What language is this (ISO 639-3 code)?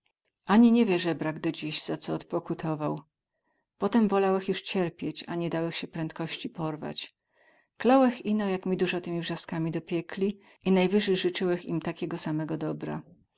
pol